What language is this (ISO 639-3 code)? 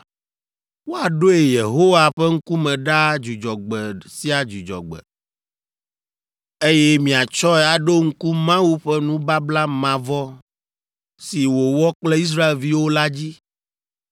ewe